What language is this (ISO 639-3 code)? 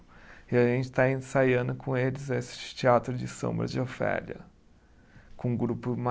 por